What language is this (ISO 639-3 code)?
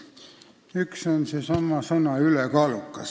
est